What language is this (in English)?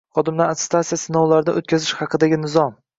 Uzbek